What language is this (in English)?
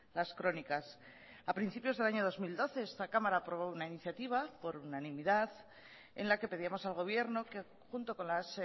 Spanish